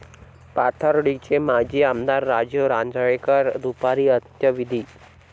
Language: Marathi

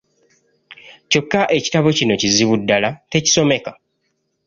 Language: Ganda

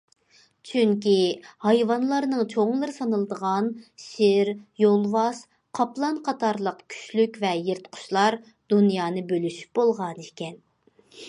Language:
Uyghur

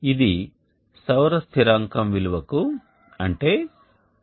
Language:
Telugu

